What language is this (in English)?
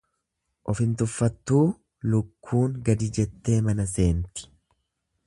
Oromo